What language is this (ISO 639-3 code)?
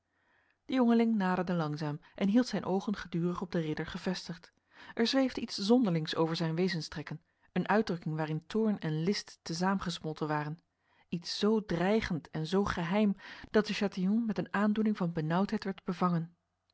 nld